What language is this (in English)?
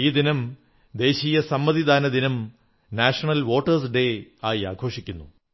Malayalam